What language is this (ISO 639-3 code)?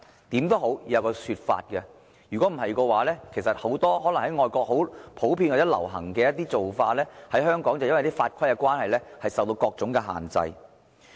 yue